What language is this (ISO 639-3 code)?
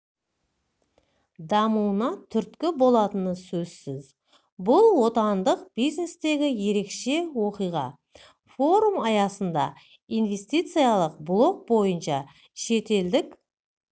kaz